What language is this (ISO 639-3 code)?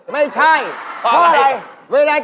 tha